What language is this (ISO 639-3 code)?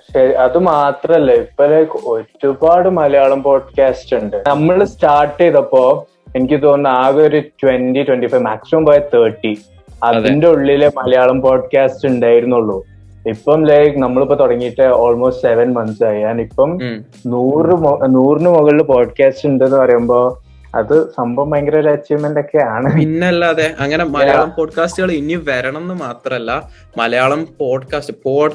mal